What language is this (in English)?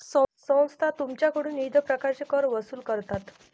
Marathi